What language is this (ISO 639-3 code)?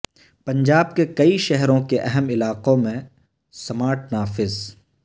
urd